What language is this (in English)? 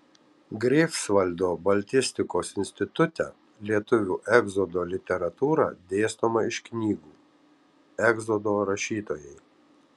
Lithuanian